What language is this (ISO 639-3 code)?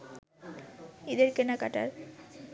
ben